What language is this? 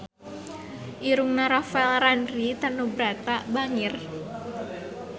Sundanese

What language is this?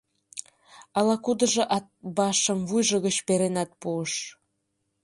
Mari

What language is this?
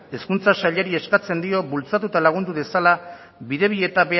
Basque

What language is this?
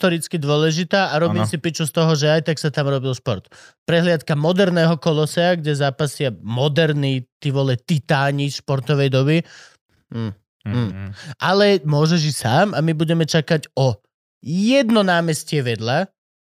Slovak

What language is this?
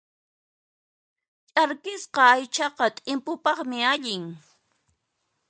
Puno Quechua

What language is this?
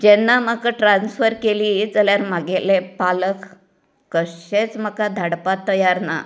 Konkani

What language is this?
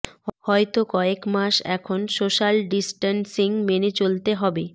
Bangla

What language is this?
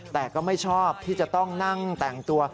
Thai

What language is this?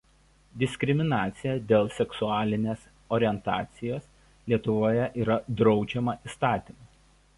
Lithuanian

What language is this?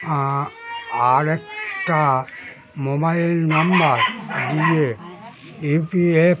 Bangla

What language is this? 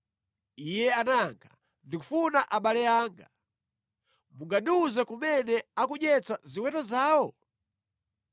Nyanja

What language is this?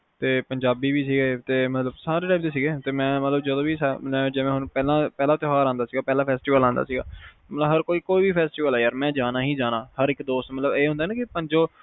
Punjabi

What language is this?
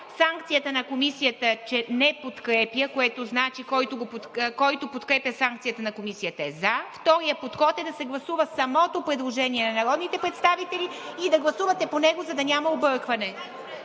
Bulgarian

